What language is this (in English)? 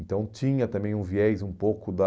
Portuguese